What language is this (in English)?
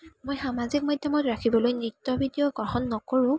Assamese